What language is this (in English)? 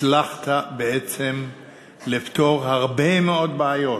Hebrew